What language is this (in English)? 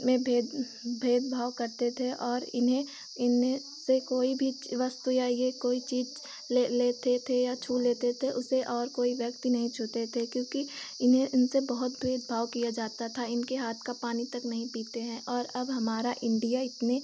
Hindi